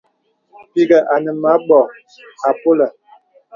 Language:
Bebele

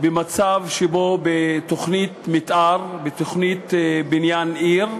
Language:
Hebrew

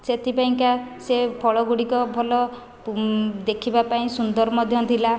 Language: Odia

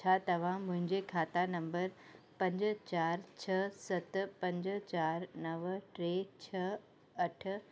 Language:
Sindhi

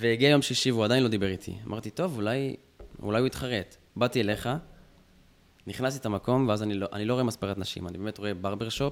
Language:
Hebrew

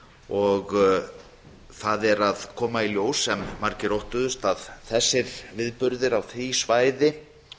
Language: Icelandic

